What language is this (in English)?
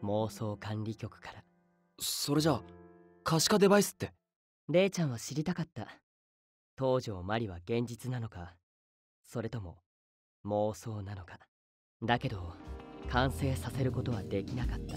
Japanese